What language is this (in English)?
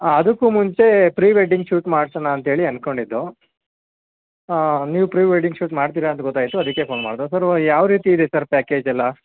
Kannada